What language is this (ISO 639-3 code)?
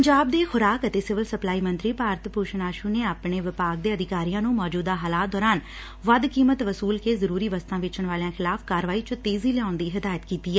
pan